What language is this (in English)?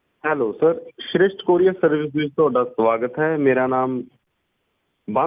Punjabi